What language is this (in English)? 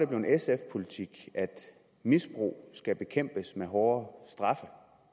Danish